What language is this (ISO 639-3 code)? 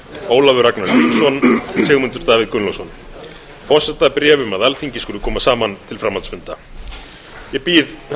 isl